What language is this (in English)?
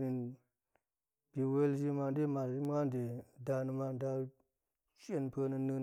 Goemai